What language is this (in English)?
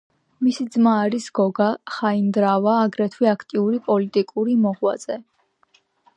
Georgian